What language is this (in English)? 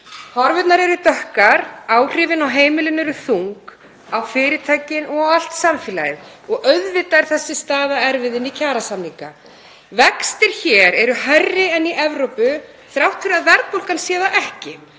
Icelandic